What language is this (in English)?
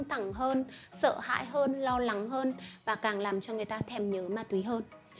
Vietnamese